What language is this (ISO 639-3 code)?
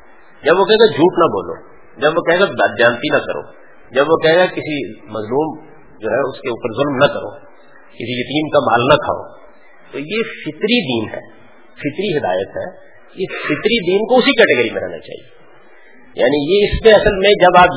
urd